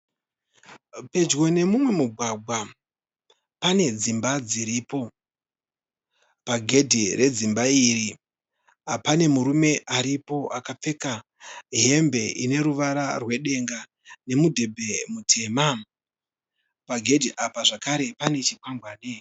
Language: Shona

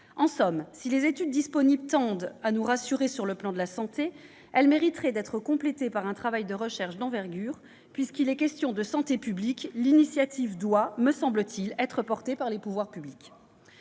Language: French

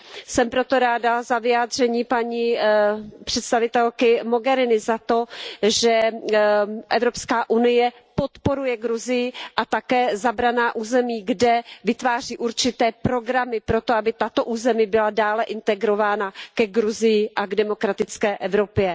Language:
Czech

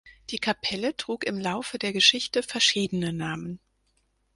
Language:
German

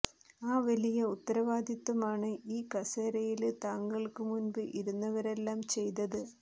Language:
Malayalam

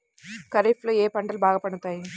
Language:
Telugu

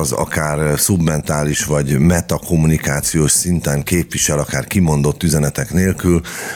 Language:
Hungarian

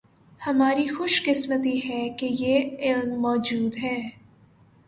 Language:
Urdu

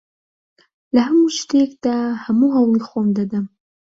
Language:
Central Kurdish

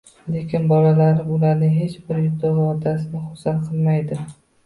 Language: Uzbek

